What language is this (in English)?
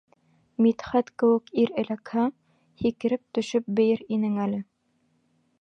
Bashkir